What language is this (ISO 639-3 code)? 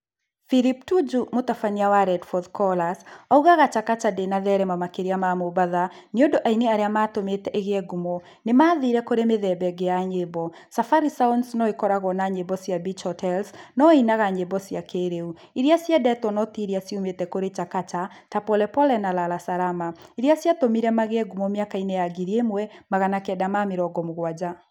kik